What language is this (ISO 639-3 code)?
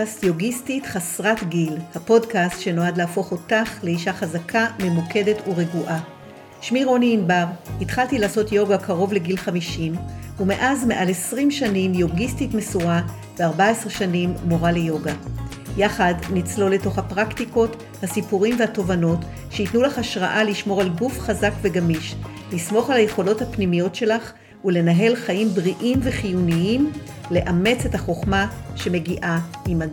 heb